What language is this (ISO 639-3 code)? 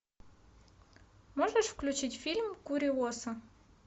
rus